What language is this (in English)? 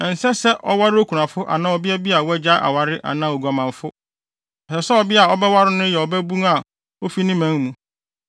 Akan